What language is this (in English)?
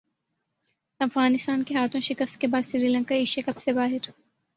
Urdu